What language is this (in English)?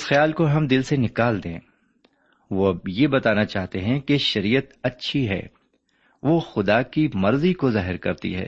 Urdu